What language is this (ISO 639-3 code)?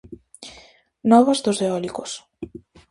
glg